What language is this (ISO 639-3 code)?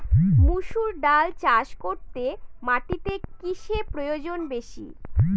ben